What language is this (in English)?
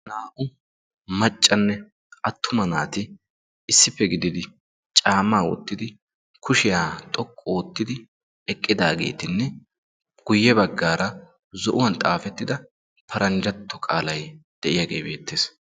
Wolaytta